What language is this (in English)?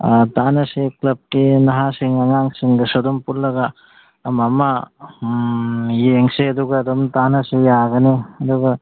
Manipuri